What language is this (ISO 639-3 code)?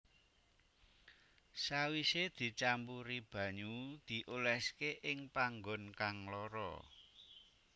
jav